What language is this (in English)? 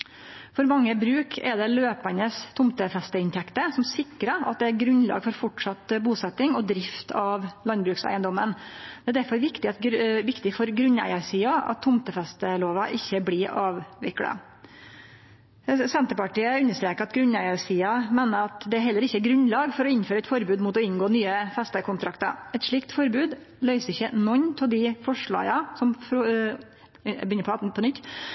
Norwegian Nynorsk